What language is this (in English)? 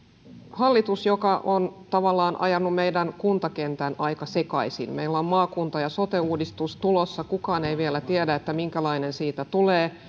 Finnish